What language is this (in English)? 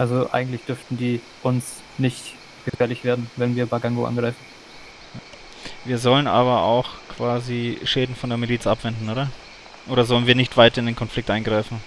German